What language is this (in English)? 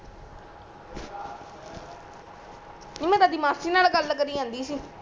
Punjabi